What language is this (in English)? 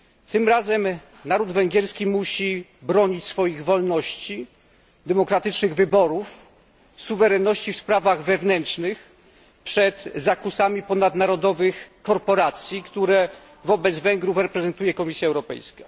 Polish